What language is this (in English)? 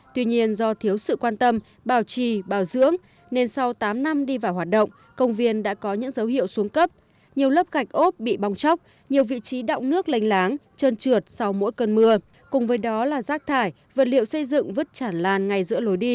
Vietnamese